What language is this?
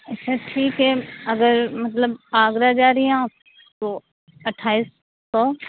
Urdu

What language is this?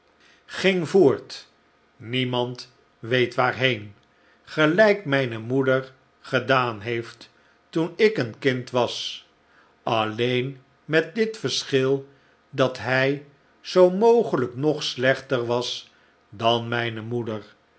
Dutch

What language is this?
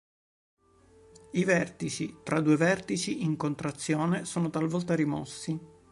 Italian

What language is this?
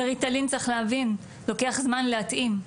Hebrew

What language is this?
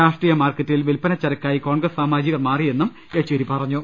Malayalam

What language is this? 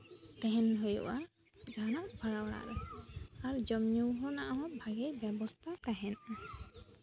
Santali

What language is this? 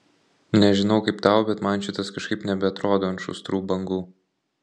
Lithuanian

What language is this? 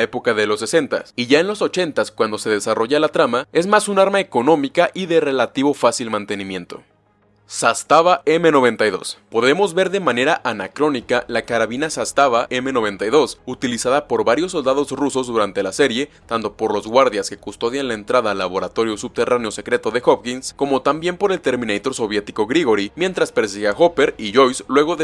Spanish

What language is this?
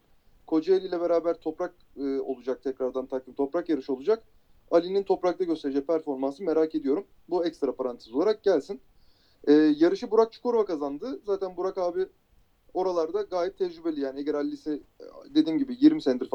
Turkish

